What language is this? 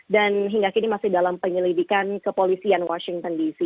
Indonesian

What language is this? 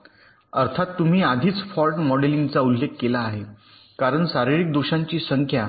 Marathi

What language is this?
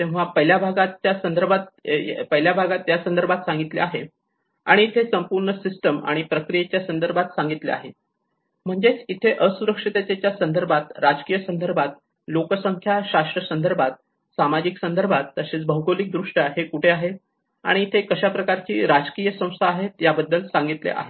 Marathi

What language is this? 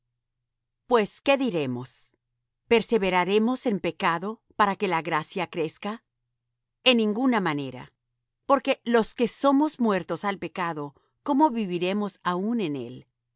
Spanish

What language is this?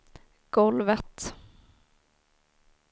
Swedish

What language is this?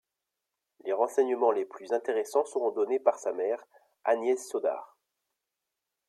French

